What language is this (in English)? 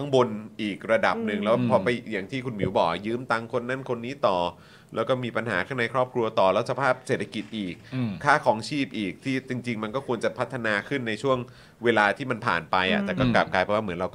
Thai